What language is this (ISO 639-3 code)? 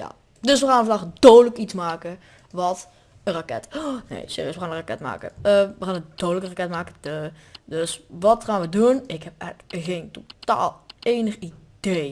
nld